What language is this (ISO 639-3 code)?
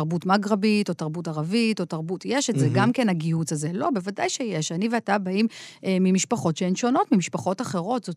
heb